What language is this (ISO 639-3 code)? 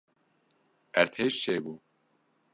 kur